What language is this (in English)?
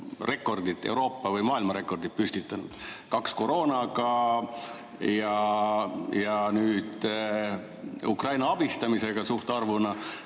Estonian